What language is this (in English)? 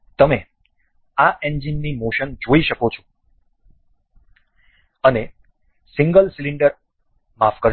Gujarati